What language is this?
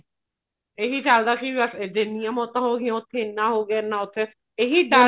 Punjabi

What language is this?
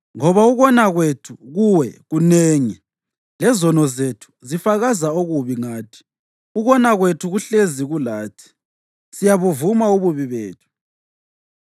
North Ndebele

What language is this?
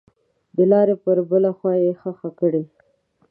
Pashto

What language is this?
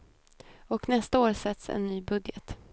Swedish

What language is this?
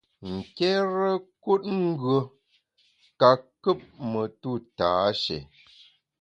Bamun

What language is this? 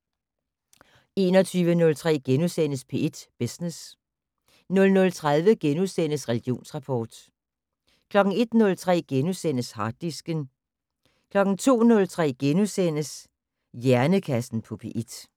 Danish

